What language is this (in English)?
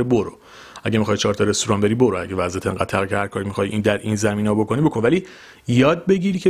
Persian